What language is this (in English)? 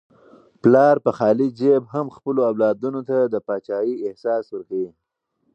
Pashto